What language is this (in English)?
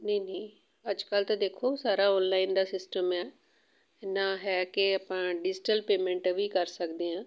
Punjabi